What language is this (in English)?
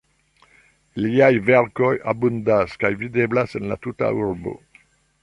Esperanto